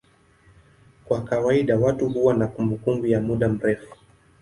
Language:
Swahili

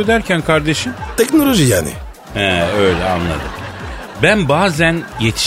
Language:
Turkish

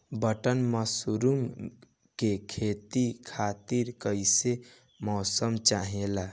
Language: Bhojpuri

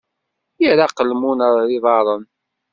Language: Kabyle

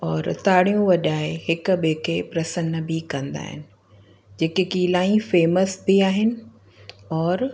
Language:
Sindhi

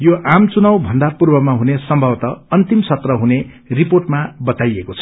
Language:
Nepali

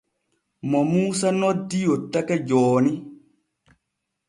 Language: Borgu Fulfulde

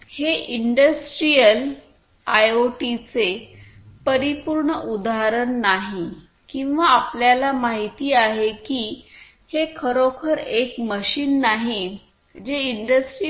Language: Marathi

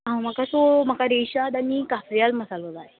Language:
Konkani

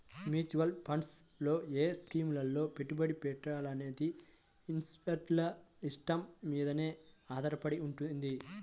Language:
Telugu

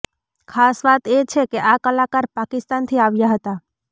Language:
Gujarati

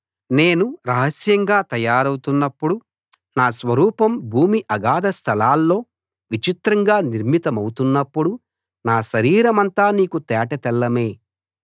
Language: Telugu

